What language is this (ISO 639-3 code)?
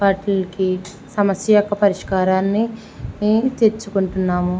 tel